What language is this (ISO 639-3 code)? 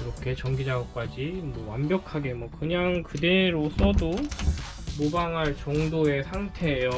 kor